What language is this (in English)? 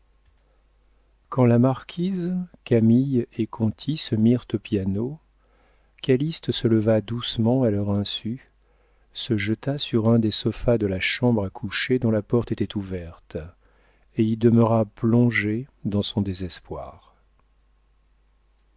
French